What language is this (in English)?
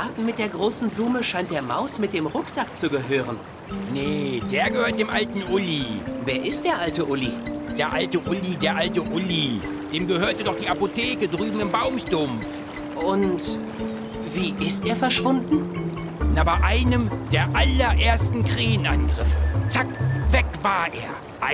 German